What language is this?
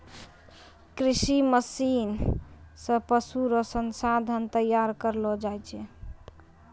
Maithili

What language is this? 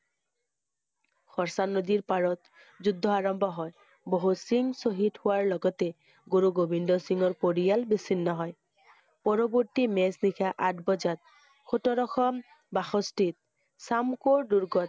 Assamese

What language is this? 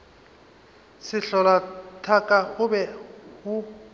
Northern Sotho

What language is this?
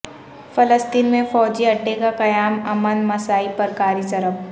Urdu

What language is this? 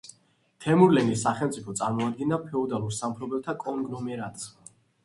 Georgian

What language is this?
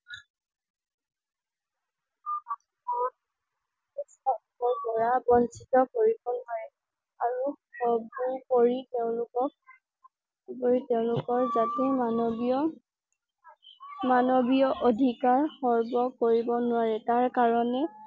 Assamese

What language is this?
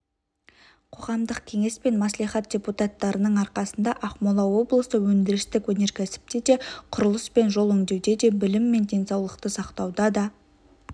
Kazakh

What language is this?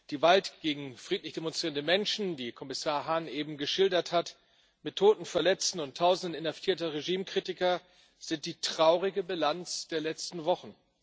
German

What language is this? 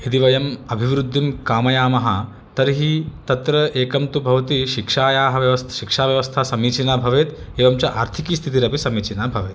Sanskrit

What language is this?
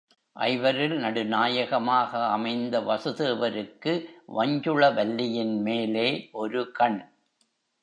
Tamil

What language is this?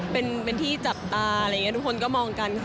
Thai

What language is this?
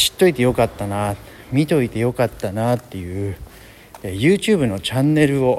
Japanese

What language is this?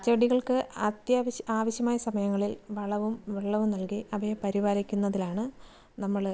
Malayalam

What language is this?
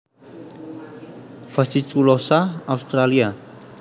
Javanese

